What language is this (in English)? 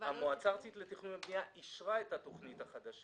Hebrew